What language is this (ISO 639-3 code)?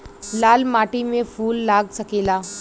bho